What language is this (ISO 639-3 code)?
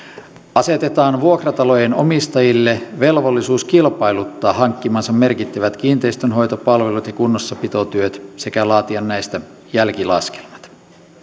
fin